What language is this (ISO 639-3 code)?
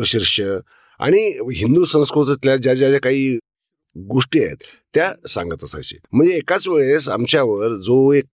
mar